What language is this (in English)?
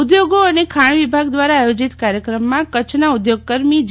Gujarati